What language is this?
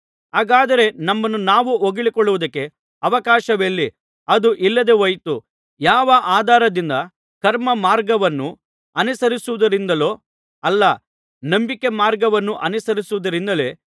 Kannada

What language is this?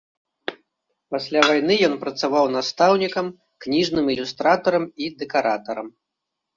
Belarusian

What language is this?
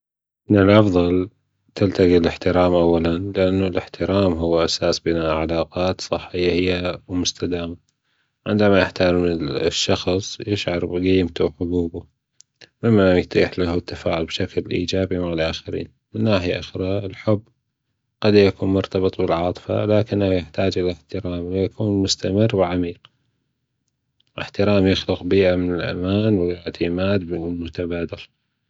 Gulf Arabic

